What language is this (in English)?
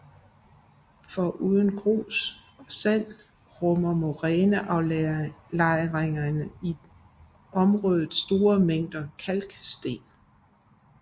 Danish